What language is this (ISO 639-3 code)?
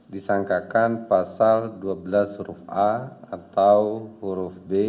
ind